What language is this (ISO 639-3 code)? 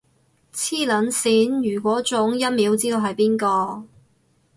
yue